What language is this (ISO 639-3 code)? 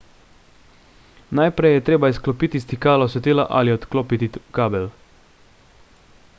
slv